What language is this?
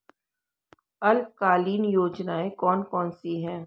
Hindi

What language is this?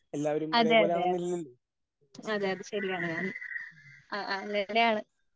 Malayalam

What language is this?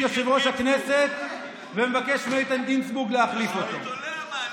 Hebrew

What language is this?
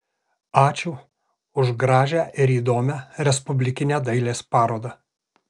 Lithuanian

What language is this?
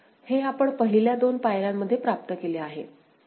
Marathi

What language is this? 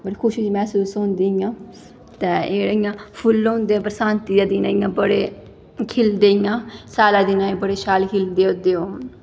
Dogri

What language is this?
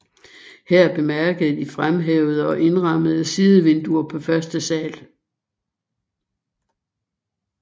Danish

